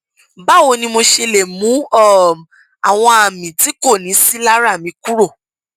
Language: Yoruba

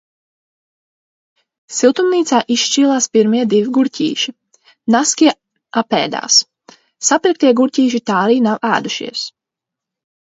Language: Latvian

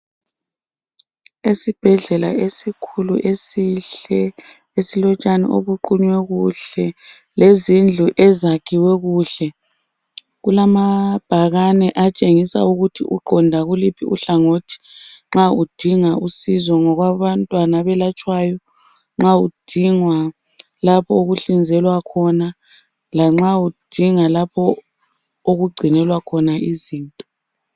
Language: North Ndebele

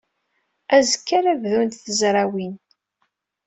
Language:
Kabyle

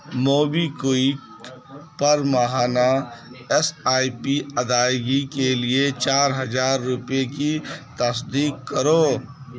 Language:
Urdu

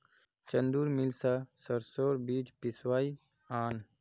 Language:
Magahi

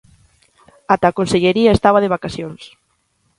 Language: Galician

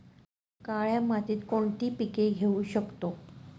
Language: Marathi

